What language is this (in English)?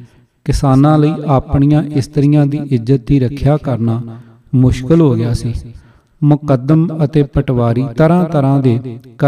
Punjabi